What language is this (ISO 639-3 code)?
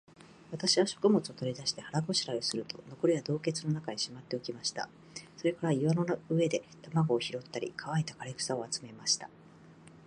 jpn